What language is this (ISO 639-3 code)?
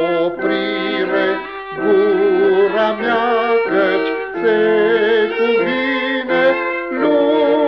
ron